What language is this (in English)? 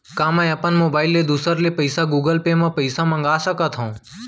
Chhattisgarhi